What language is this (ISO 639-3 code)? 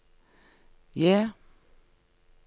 nor